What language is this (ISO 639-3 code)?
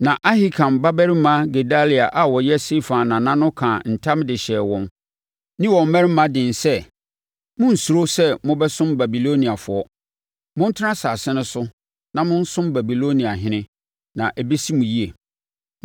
aka